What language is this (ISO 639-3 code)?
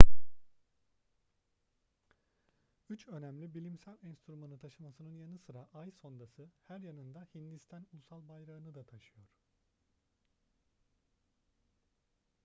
tur